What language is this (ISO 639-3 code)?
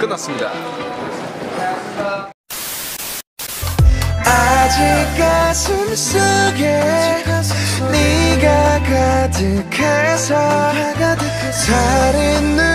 kor